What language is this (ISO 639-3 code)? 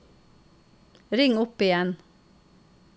nor